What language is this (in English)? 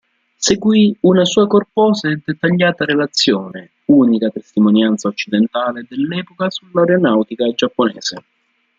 Italian